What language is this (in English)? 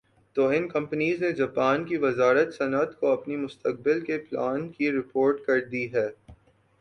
Urdu